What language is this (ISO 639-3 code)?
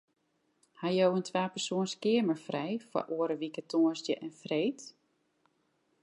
fry